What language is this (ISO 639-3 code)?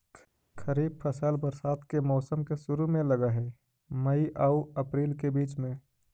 mag